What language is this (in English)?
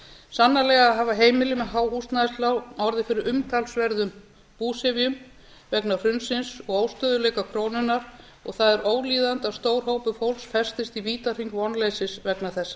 Icelandic